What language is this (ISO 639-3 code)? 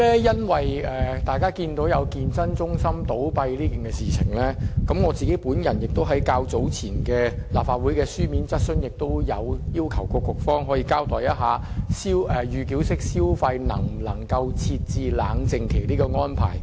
yue